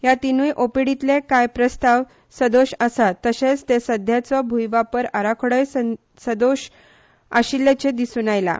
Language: Konkani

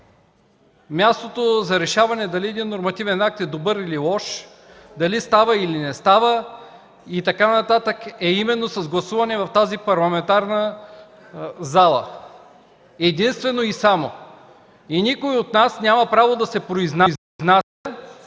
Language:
Bulgarian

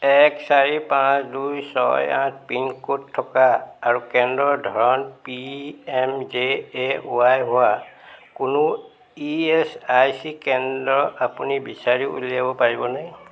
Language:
Assamese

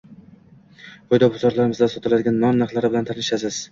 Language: Uzbek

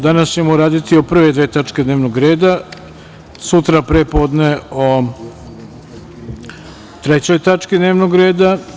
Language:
Serbian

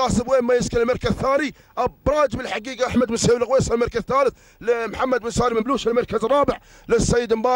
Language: Arabic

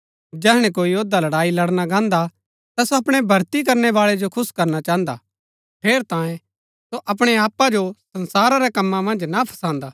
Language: Gaddi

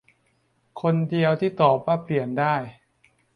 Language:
Thai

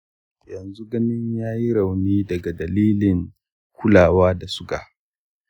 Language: Hausa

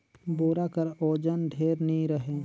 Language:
Chhattisgarhi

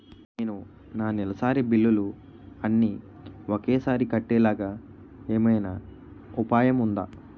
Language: Telugu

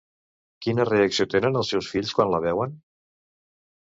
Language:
Catalan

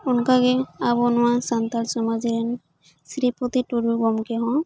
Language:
Santali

